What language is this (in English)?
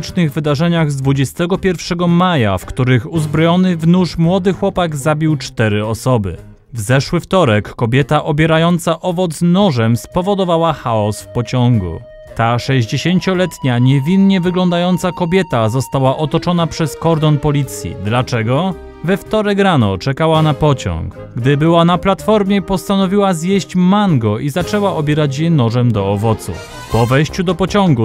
Polish